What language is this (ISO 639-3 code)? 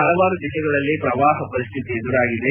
kan